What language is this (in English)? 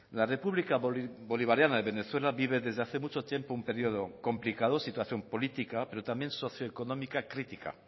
Spanish